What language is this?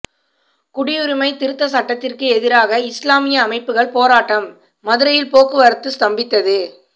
Tamil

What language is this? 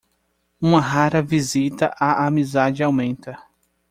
Portuguese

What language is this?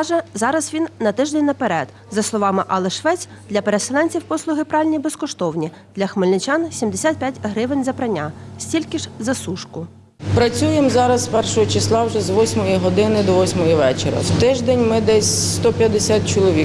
Ukrainian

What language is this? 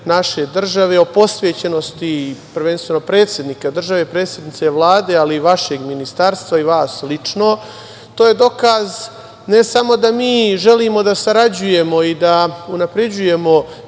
Serbian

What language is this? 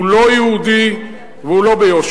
Hebrew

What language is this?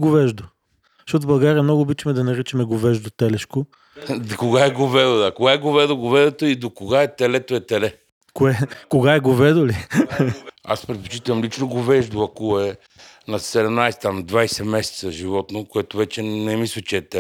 Bulgarian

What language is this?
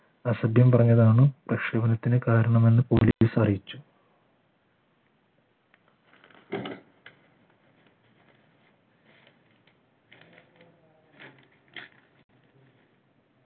Malayalam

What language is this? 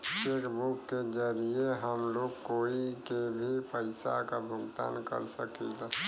Bhojpuri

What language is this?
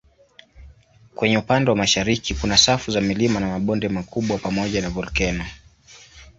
Swahili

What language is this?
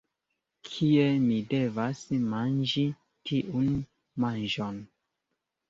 Esperanto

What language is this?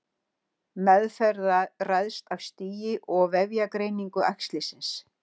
Icelandic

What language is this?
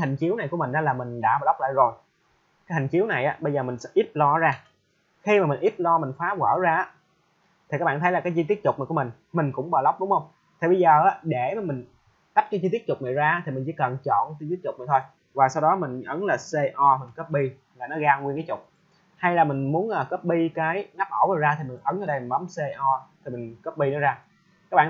Vietnamese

